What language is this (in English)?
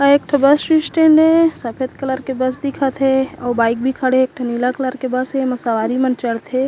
Chhattisgarhi